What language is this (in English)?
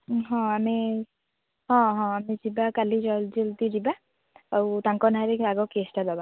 Odia